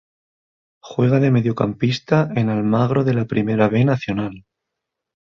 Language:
Spanish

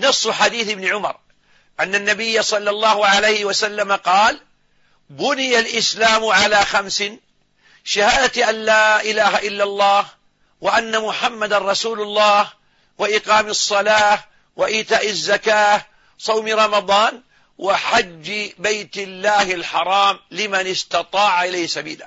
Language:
Arabic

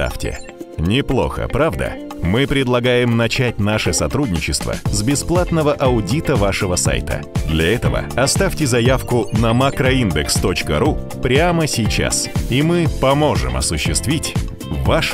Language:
Russian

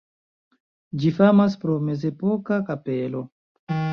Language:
Esperanto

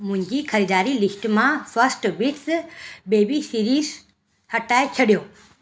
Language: Sindhi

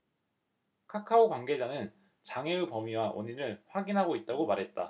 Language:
Korean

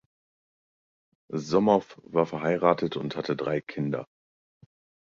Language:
German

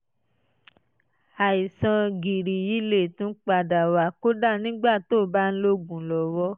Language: Yoruba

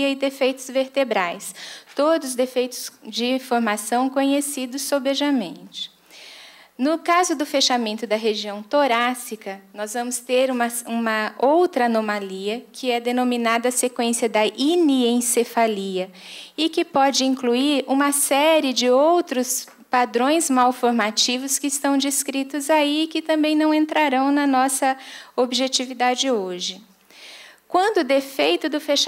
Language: Portuguese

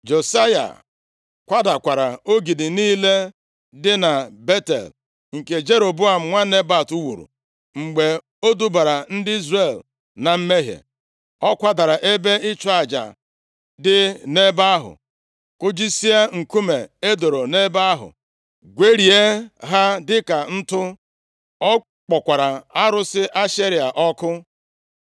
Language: Igbo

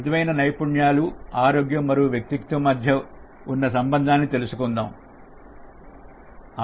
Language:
Telugu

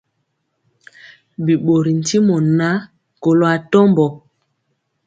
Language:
Mpiemo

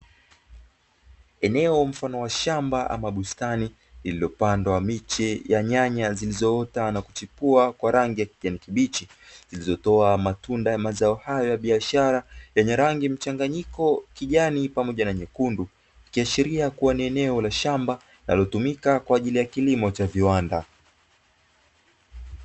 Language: Swahili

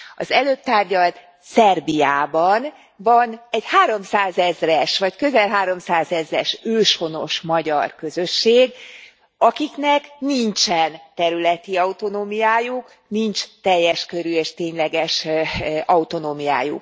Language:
Hungarian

